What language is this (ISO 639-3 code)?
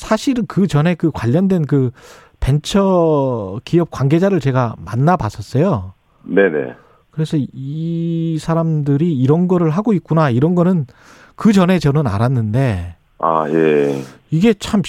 kor